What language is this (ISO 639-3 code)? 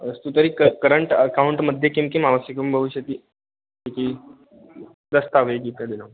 san